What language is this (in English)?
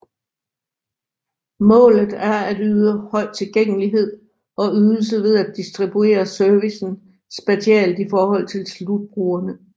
Danish